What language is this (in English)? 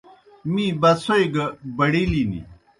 Kohistani Shina